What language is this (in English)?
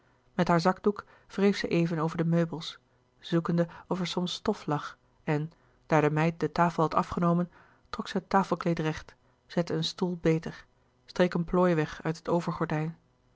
Dutch